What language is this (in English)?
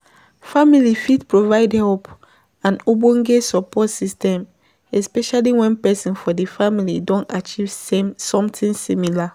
Nigerian Pidgin